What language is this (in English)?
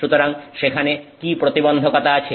Bangla